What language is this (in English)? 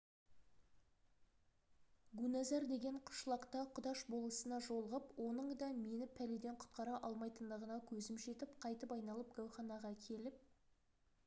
Kazakh